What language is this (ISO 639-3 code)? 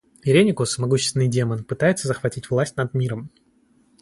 rus